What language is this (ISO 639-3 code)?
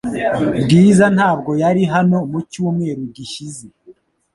kin